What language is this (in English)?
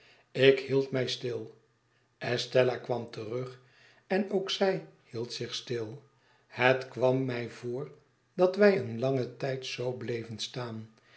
Dutch